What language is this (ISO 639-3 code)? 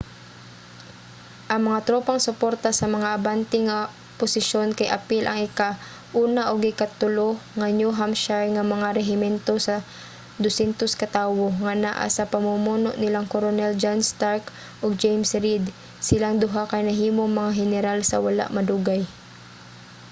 ceb